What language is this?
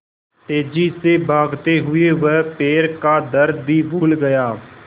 Hindi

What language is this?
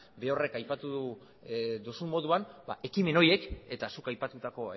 Basque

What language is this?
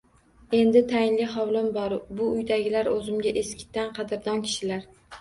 Uzbek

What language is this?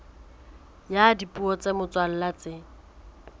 Southern Sotho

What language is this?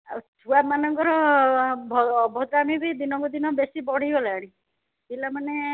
Odia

